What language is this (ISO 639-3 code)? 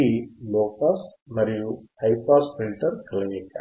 tel